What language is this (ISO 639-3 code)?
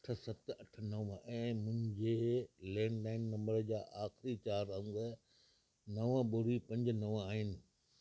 snd